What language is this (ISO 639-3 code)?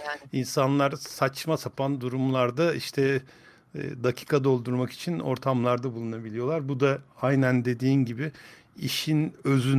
tur